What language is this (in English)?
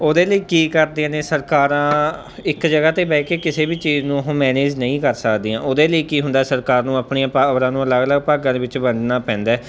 Punjabi